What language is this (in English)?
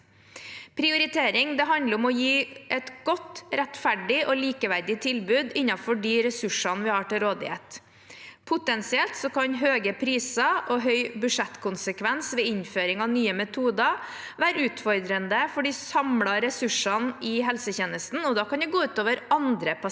Norwegian